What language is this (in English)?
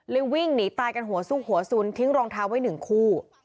Thai